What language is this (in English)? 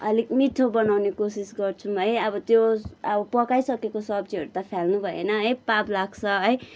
Nepali